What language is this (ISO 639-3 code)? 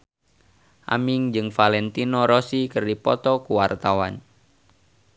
sun